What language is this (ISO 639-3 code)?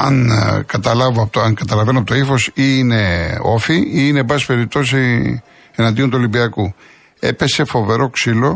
ell